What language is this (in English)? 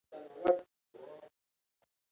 Pashto